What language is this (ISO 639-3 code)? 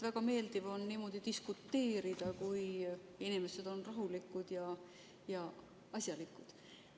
est